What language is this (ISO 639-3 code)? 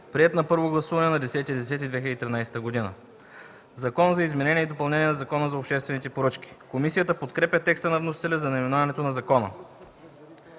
bul